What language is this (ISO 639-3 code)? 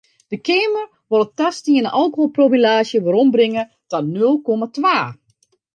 fry